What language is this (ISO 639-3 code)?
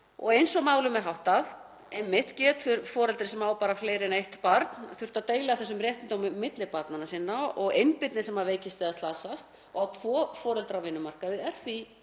isl